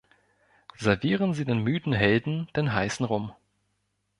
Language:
German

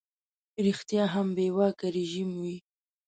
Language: Pashto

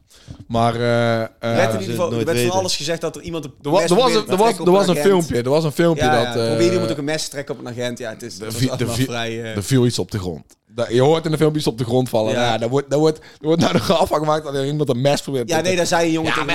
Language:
Dutch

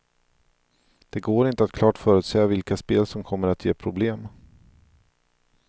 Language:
Swedish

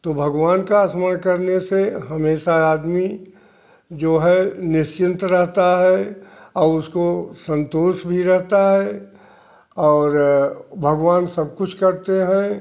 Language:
Hindi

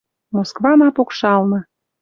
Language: Western Mari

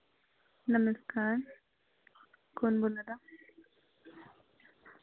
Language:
Dogri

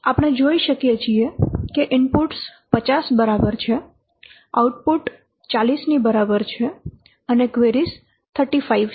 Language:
Gujarati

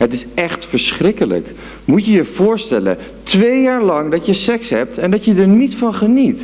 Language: Dutch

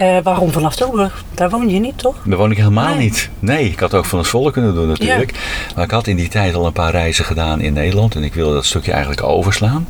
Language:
Dutch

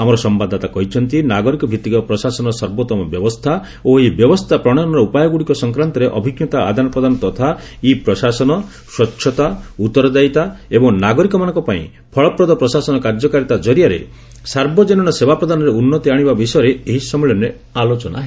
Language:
Odia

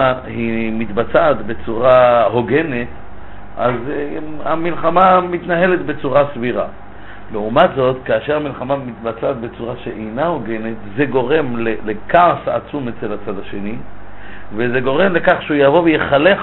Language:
Hebrew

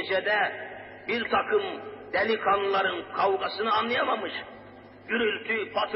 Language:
Turkish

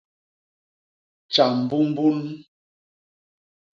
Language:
Basaa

